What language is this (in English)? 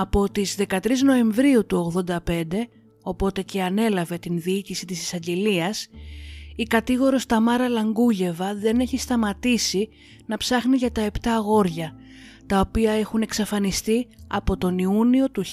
Greek